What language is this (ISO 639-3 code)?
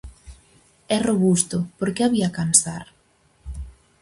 glg